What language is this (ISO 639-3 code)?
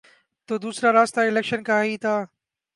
urd